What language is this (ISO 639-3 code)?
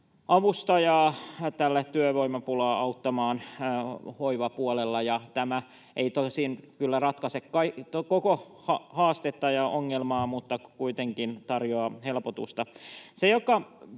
fin